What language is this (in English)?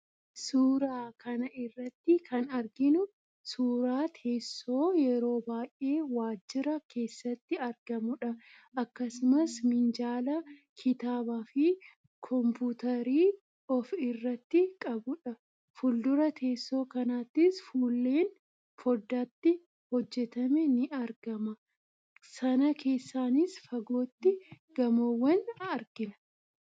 Oromo